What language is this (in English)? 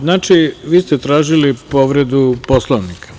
Serbian